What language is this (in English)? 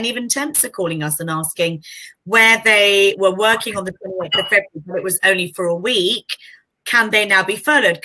English